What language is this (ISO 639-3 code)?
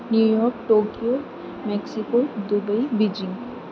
urd